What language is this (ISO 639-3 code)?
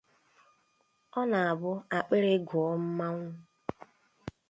ibo